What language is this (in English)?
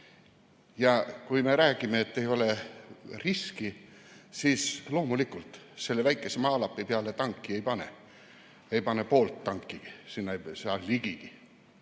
Estonian